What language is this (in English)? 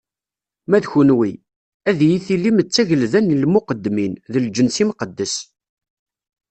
Kabyle